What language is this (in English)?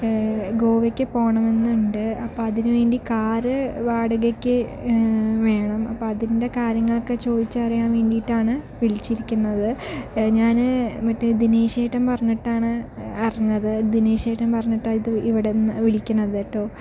Malayalam